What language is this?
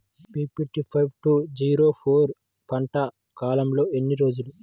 Telugu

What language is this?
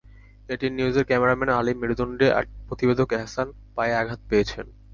Bangla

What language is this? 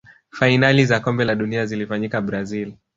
Swahili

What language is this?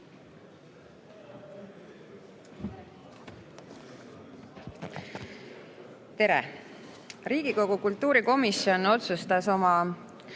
Estonian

